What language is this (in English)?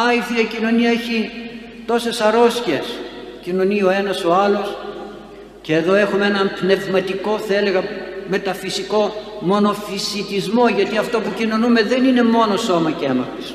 Greek